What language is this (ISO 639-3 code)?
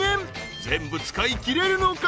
jpn